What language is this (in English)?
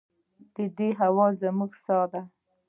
Pashto